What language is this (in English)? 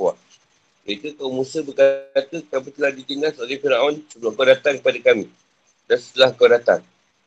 Malay